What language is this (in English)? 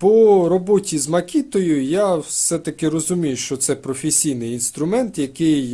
Ukrainian